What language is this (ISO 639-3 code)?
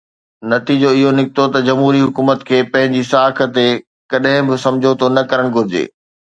snd